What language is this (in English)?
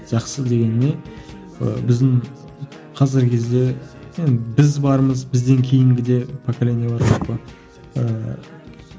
Kazakh